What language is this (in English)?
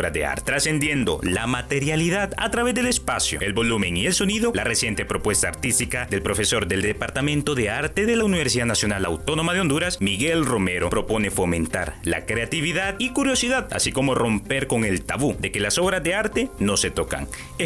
Spanish